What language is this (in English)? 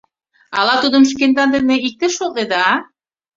Mari